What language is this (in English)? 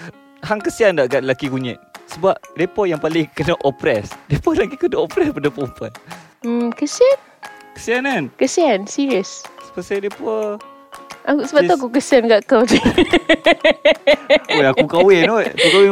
Malay